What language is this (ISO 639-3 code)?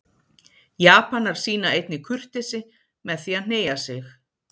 isl